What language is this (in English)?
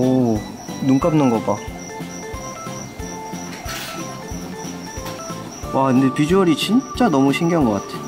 Korean